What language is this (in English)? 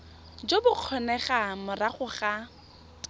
Tswana